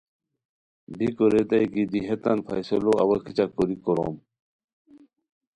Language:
Khowar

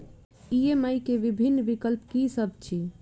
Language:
Maithili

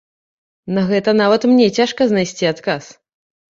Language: Belarusian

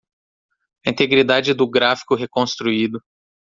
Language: Portuguese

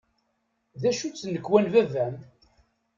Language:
Kabyle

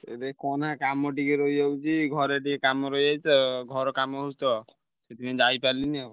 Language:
Odia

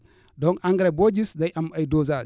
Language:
Wolof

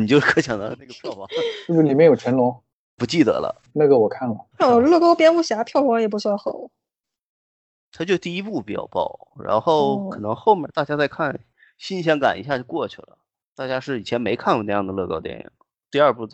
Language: Chinese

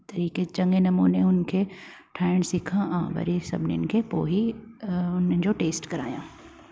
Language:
Sindhi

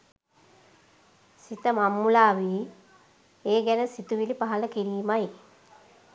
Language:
Sinhala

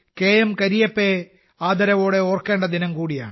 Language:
Malayalam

